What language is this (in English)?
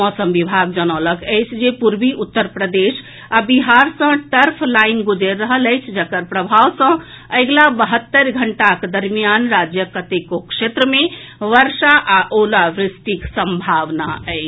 Maithili